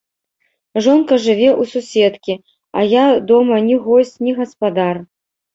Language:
Belarusian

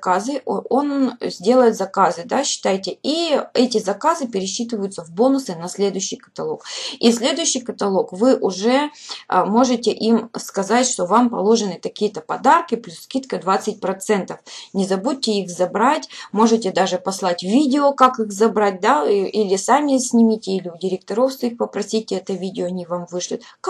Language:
Russian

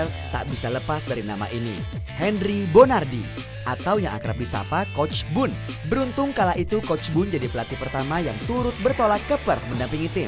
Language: Indonesian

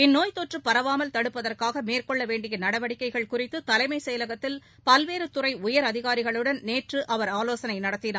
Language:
Tamil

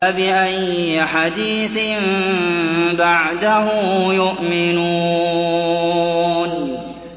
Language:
Arabic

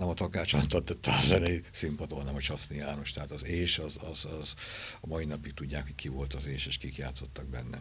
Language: Hungarian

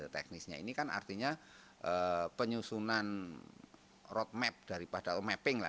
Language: Indonesian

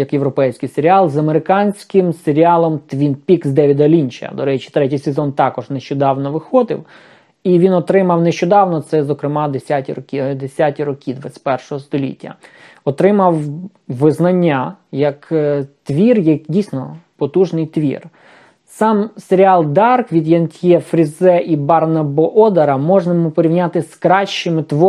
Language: Ukrainian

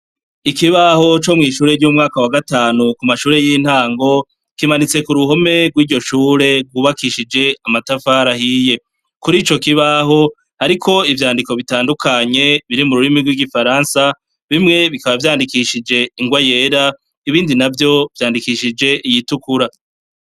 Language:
Rundi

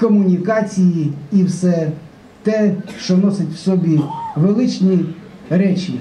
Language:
Ukrainian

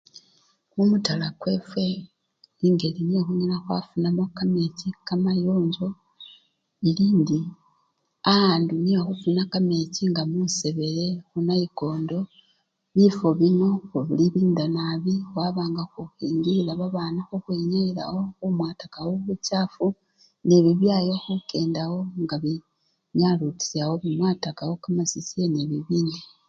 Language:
Luyia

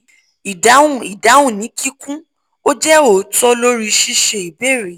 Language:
Yoruba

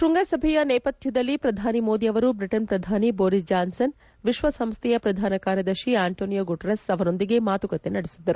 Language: Kannada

